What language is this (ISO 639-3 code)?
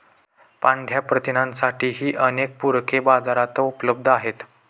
mar